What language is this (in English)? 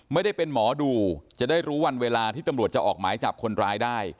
Thai